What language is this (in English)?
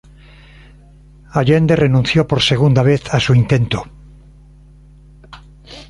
Spanish